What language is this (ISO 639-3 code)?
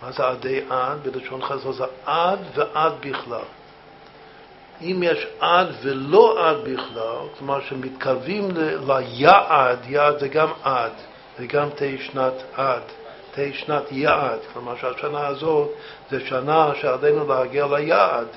heb